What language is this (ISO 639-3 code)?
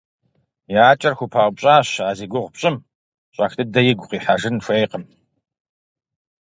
kbd